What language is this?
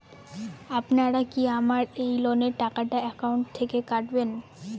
Bangla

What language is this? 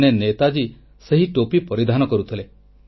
Odia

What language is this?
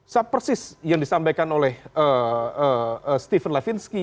Indonesian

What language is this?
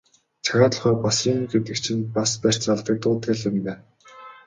Mongolian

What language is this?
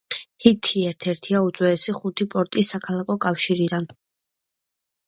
Georgian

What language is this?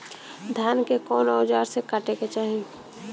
Bhojpuri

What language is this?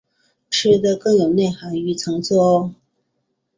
Chinese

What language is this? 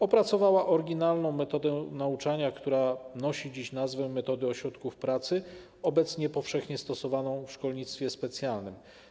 Polish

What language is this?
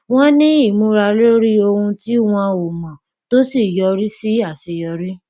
Yoruba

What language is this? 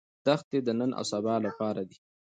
Pashto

